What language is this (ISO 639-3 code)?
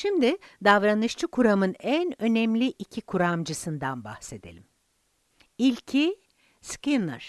tur